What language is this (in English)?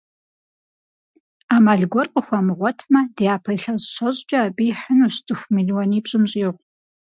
Kabardian